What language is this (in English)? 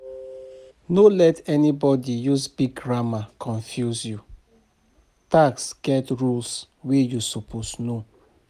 Nigerian Pidgin